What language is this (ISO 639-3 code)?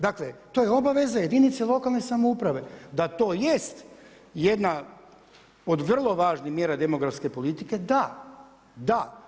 hrv